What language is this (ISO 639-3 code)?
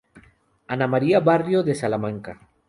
spa